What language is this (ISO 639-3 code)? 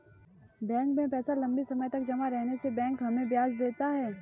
hin